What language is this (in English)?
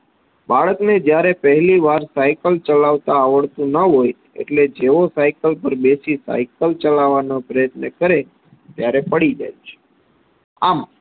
Gujarati